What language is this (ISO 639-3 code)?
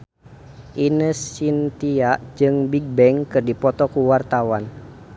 sun